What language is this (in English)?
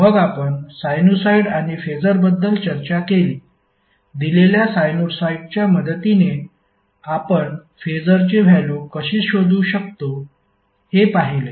Marathi